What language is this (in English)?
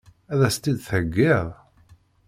Kabyle